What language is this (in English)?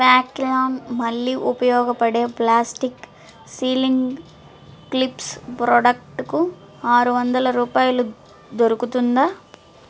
Telugu